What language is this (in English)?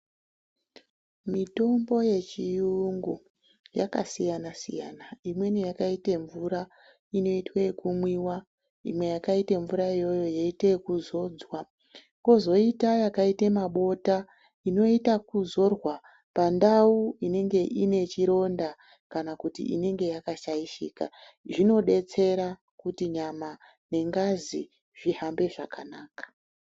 Ndau